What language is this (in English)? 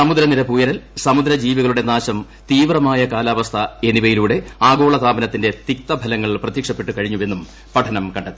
Malayalam